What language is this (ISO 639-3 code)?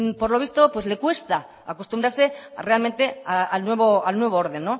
spa